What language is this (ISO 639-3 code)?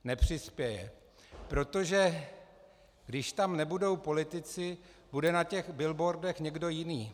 ces